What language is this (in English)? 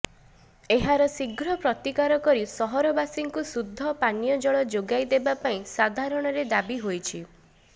Odia